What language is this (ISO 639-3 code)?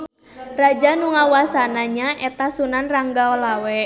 sun